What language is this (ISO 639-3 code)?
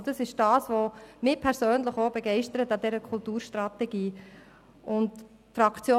gsw